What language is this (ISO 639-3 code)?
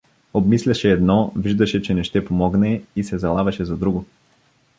bul